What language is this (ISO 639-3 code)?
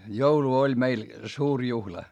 fin